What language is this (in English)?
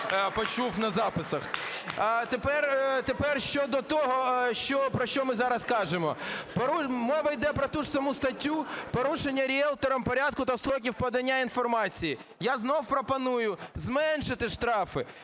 Ukrainian